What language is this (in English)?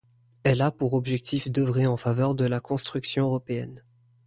French